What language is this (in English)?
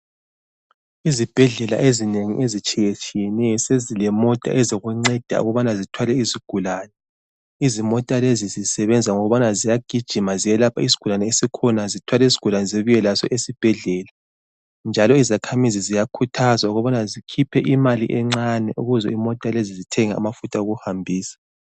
North Ndebele